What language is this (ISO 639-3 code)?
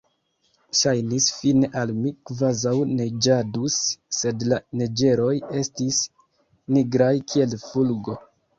epo